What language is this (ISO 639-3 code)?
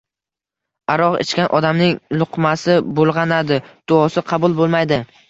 uzb